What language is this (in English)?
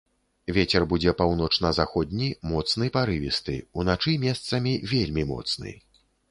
Belarusian